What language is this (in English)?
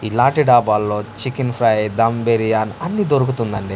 Telugu